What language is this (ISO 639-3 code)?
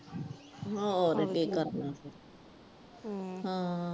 pan